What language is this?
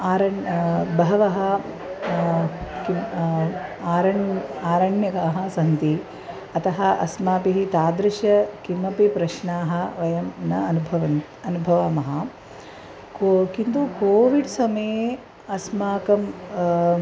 Sanskrit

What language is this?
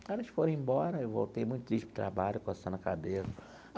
Portuguese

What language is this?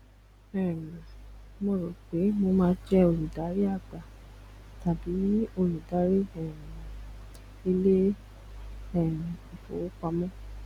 Yoruba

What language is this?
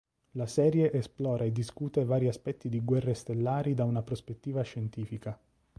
Italian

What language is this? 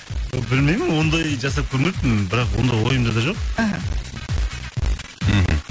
Kazakh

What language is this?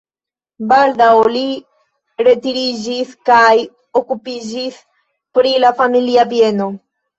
Esperanto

